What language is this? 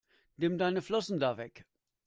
German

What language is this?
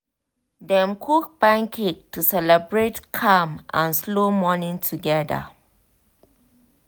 Nigerian Pidgin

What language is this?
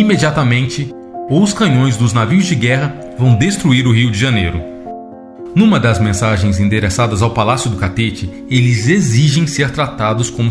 Portuguese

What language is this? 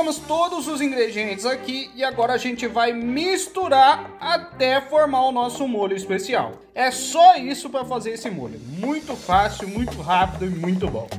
Portuguese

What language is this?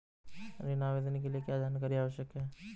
Hindi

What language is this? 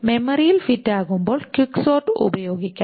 Malayalam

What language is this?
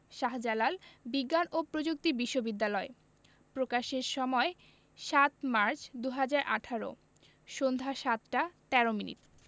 Bangla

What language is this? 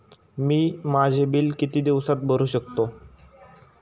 Marathi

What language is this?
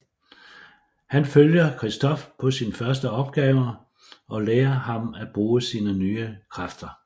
Danish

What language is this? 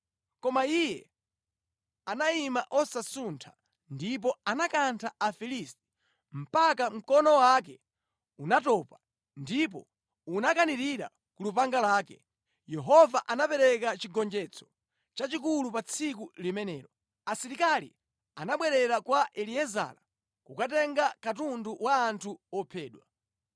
Nyanja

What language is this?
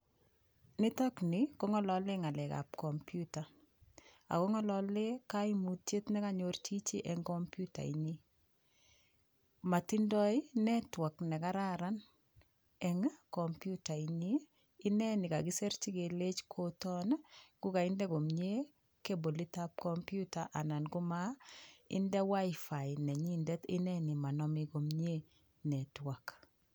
Kalenjin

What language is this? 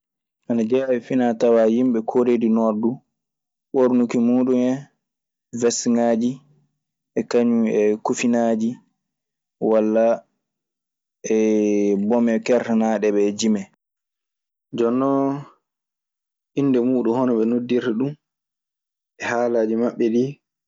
Maasina Fulfulde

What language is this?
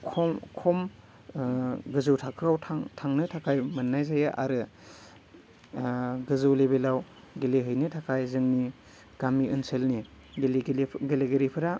Bodo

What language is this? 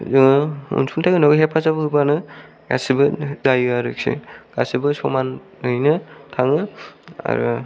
Bodo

